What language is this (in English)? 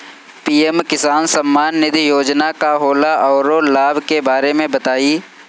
Bhojpuri